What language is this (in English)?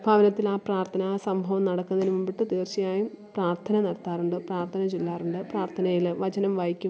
Malayalam